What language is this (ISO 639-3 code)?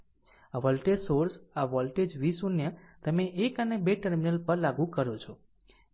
guj